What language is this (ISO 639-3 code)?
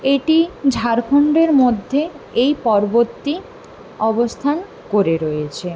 ben